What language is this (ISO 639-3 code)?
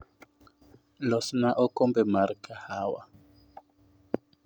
luo